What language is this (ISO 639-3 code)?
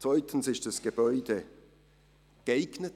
gsw